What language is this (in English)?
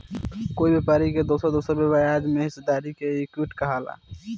Bhojpuri